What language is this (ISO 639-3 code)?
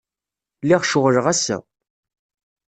kab